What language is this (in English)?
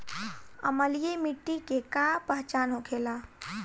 Bhojpuri